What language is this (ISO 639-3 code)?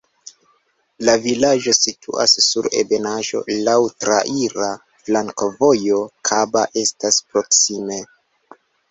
epo